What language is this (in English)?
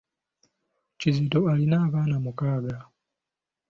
Ganda